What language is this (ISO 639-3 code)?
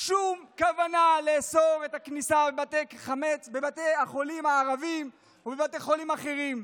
heb